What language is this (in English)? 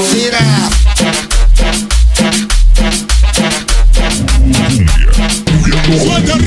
Arabic